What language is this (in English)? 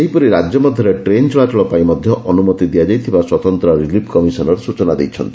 Odia